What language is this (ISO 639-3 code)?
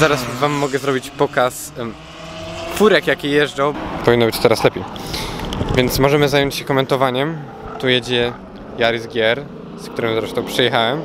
pol